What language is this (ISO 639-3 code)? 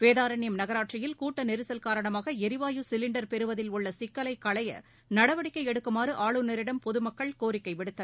tam